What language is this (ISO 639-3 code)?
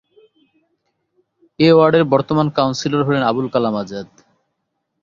ben